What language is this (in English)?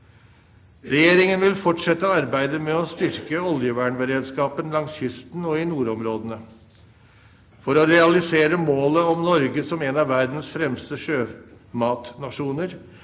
Norwegian